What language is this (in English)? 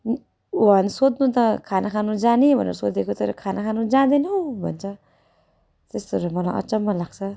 Nepali